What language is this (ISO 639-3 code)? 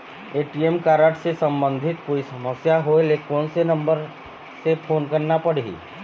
hne